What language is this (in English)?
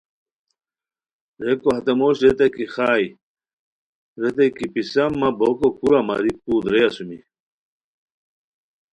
Khowar